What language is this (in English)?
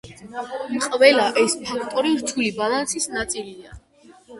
Georgian